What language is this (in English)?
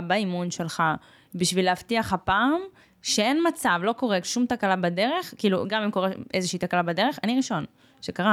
Hebrew